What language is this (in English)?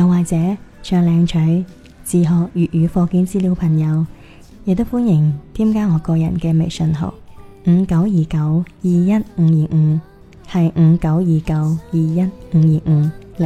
Chinese